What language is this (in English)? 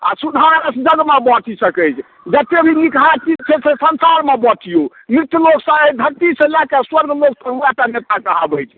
Maithili